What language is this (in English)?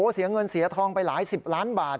Thai